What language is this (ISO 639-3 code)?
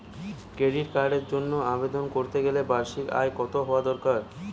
ben